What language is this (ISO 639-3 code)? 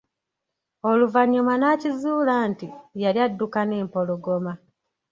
lug